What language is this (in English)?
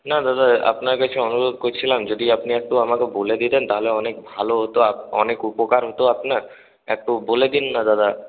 Bangla